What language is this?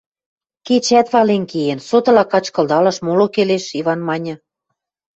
Western Mari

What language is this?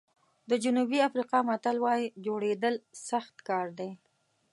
Pashto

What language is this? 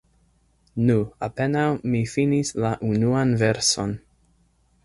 Esperanto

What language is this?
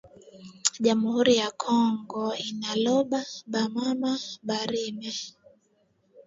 Swahili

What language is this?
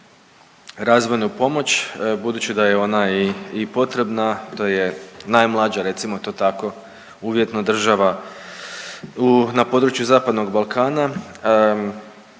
Croatian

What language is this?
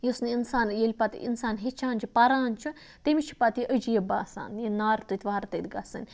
Kashmiri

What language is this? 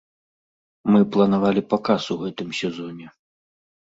Belarusian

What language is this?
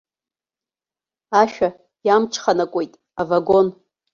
Abkhazian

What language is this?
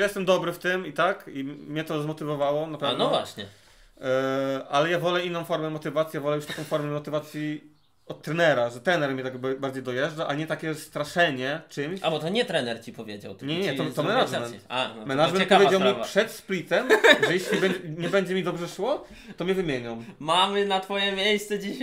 Polish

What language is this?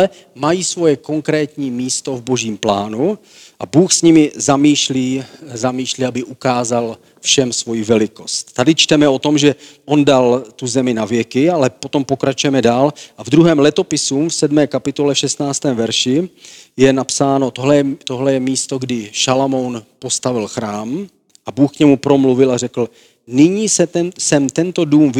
Czech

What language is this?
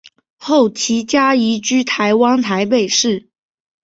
Chinese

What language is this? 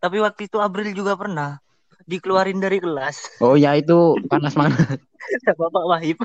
Indonesian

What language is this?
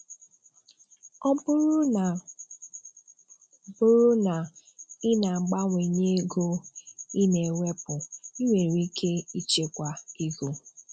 Igbo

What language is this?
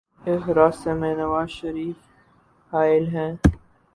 Urdu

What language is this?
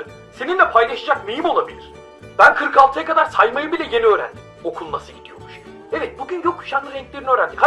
Turkish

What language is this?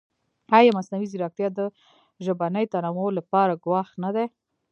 Pashto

